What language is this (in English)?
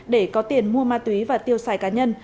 Vietnamese